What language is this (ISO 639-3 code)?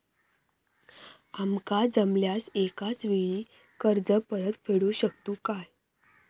mar